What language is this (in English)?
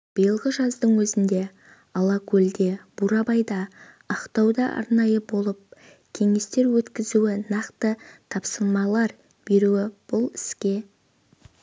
Kazakh